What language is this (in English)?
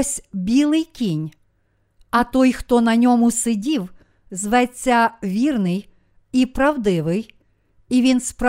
Ukrainian